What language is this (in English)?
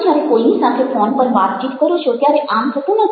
Gujarati